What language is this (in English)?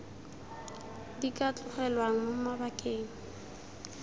Tswana